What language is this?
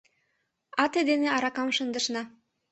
Mari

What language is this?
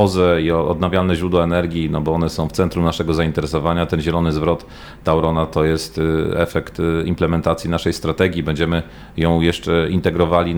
Polish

